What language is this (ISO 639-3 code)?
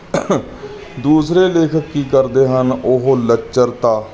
pan